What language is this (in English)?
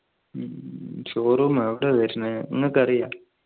Malayalam